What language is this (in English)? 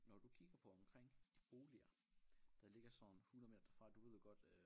Danish